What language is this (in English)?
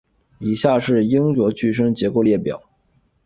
Chinese